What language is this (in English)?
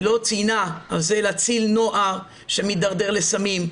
Hebrew